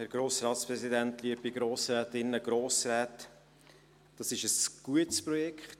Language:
Swiss German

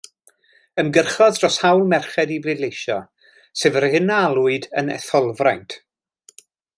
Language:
Welsh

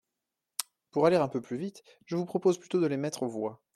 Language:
French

